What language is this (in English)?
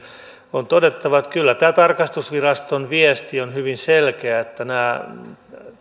Finnish